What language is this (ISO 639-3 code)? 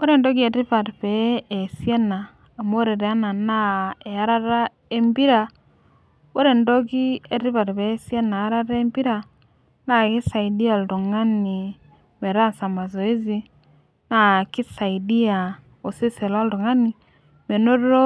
mas